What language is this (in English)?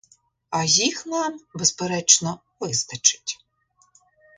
Ukrainian